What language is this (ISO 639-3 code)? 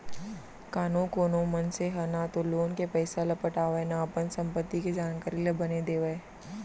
hne